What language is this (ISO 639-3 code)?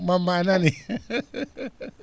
ful